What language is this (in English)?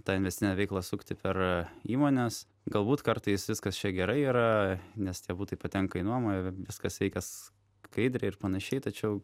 Lithuanian